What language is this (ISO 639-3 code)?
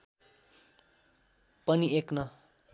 nep